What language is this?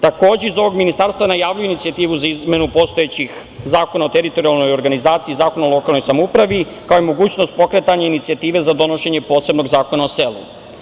Serbian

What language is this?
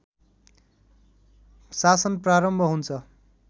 Nepali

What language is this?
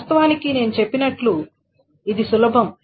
Telugu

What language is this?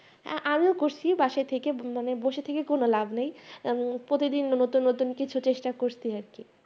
Bangla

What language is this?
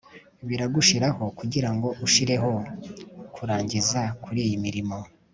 Kinyarwanda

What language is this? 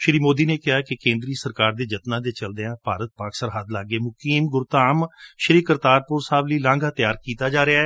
Punjabi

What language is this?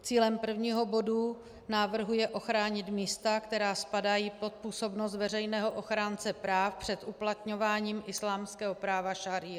Czech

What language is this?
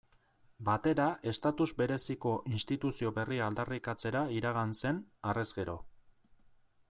Basque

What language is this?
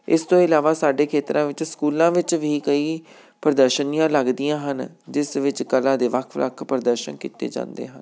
Punjabi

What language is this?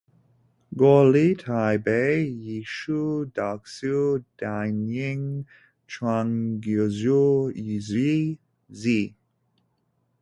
Chinese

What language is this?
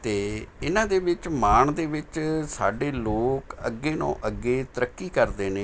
Punjabi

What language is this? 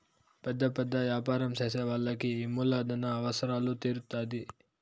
Telugu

